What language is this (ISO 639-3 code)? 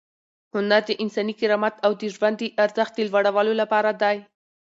pus